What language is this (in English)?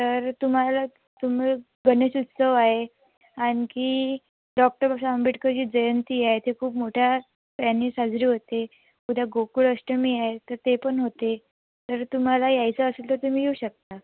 Marathi